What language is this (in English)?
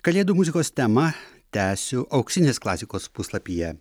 Lithuanian